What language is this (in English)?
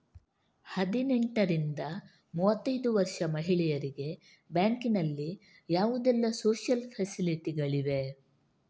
Kannada